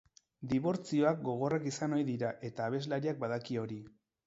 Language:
Basque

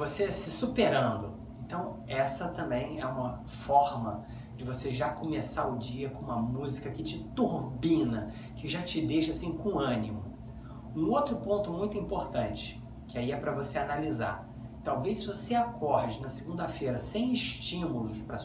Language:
Portuguese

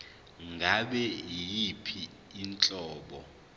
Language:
Zulu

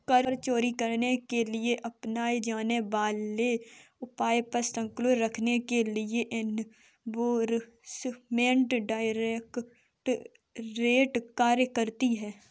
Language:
Hindi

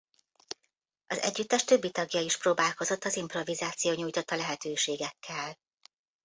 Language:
Hungarian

